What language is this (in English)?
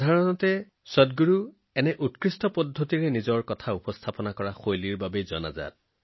Assamese